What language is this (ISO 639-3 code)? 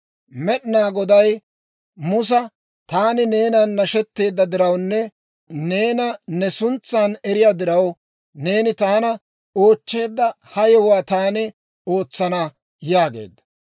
dwr